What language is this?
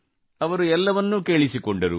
Kannada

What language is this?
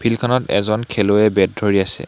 Assamese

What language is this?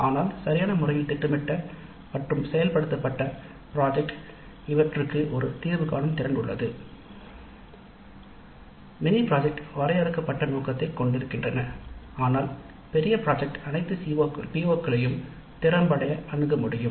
Tamil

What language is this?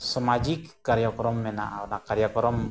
Santali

